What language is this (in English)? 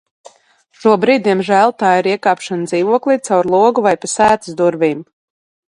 Latvian